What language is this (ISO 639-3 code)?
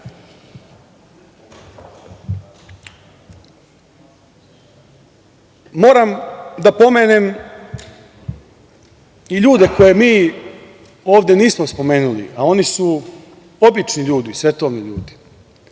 srp